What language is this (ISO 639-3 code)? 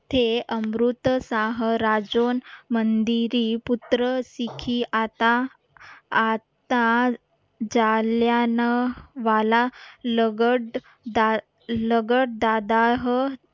mar